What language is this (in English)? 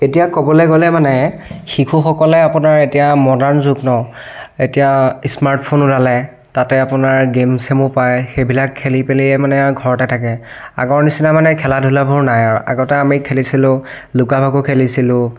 Assamese